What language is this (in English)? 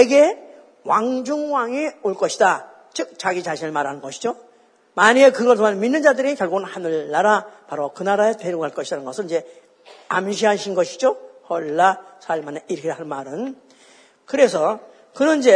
Korean